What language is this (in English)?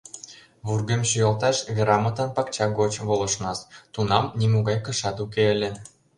Mari